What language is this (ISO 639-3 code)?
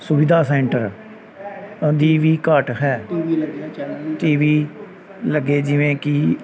pan